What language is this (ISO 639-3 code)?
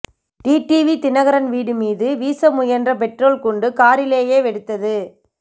tam